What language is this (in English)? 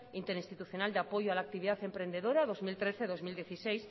Spanish